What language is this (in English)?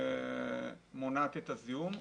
Hebrew